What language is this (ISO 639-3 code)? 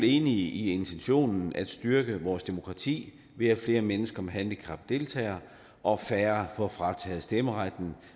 dan